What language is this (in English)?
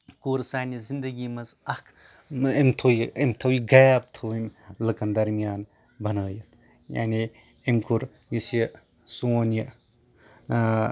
Kashmiri